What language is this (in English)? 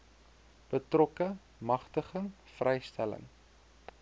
Afrikaans